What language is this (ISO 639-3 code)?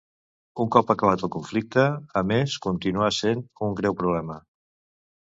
cat